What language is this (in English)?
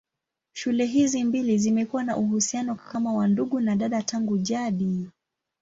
Swahili